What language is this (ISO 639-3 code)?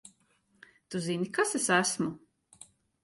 lav